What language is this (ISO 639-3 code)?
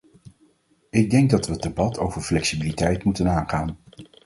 nld